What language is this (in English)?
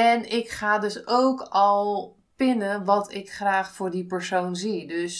Dutch